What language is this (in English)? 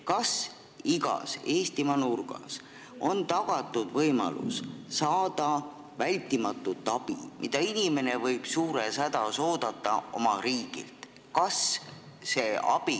Estonian